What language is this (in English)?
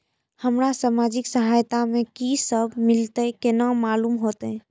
Maithili